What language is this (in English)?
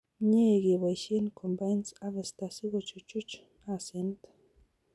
Kalenjin